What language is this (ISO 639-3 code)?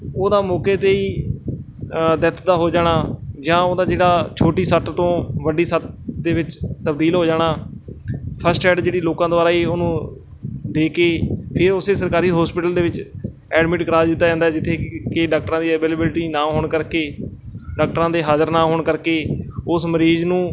pan